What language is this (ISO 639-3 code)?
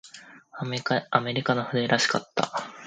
jpn